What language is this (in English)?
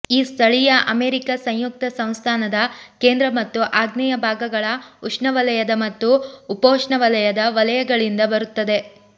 Kannada